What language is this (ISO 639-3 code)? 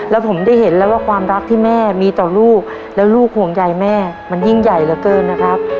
tha